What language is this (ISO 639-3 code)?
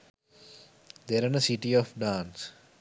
sin